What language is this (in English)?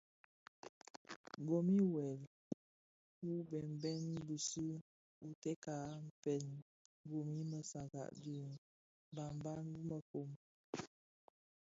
Bafia